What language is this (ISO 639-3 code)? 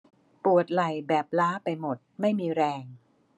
tha